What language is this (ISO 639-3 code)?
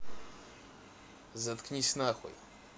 rus